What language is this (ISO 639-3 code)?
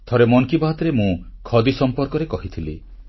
ori